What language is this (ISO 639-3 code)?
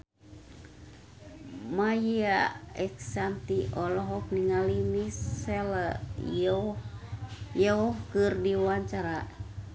sun